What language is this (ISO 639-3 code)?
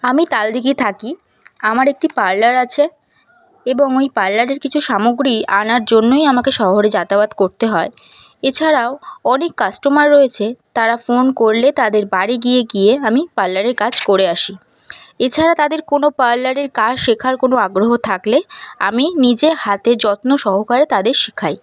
ben